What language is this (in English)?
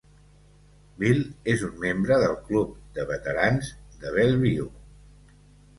Catalan